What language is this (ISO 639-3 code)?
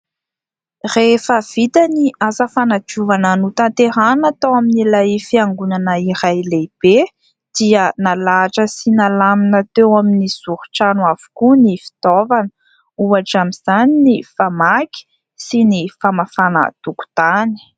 mlg